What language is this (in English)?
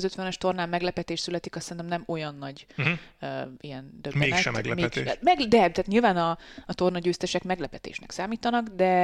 Hungarian